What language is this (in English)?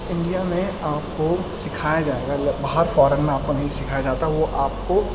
Urdu